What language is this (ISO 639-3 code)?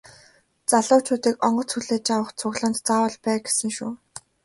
mon